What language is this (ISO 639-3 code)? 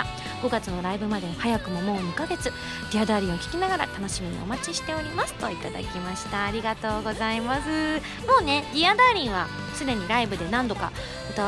jpn